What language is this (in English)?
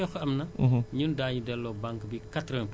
Wolof